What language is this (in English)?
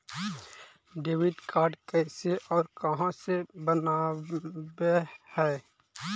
Magahi